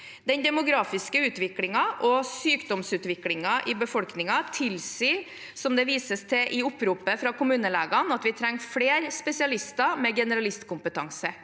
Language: Norwegian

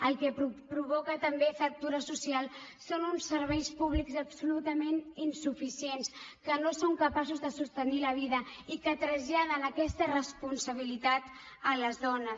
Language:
Catalan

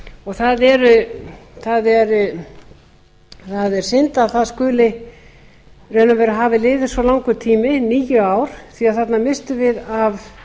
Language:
Icelandic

